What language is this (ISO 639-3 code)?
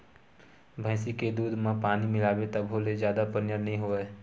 hne